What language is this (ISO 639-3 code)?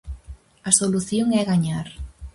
glg